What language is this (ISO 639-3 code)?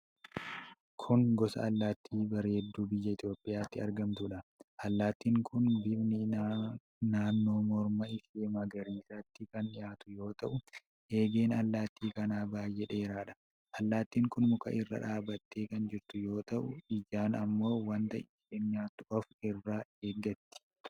orm